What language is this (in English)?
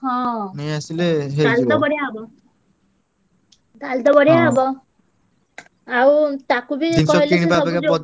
Odia